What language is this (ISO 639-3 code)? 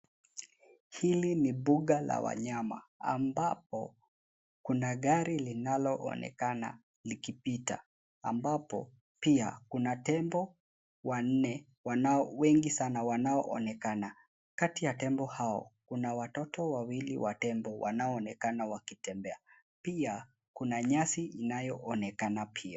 swa